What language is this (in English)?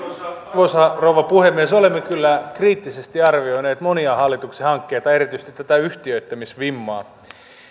Finnish